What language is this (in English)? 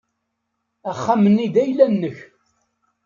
Kabyle